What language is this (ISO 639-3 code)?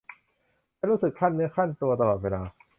tha